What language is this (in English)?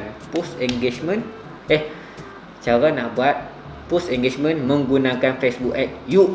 Malay